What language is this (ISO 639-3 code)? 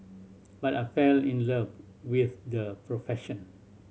eng